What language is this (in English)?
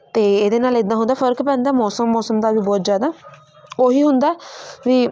Punjabi